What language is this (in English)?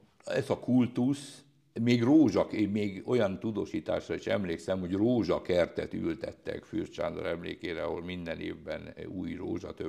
Hungarian